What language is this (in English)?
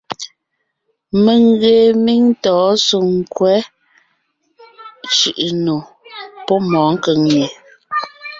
Ngiemboon